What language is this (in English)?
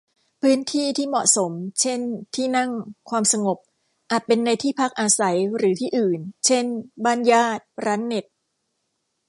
Thai